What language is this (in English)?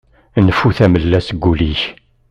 Kabyle